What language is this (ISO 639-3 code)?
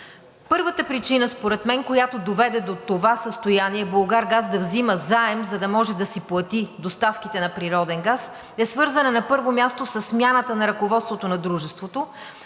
bul